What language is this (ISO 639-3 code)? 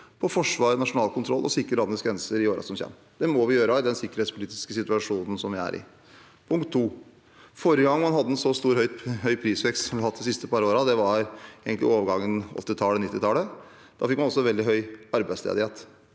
nor